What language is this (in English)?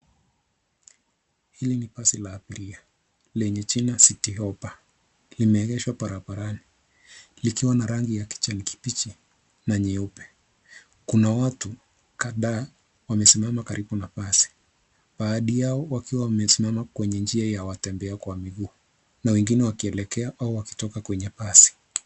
Swahili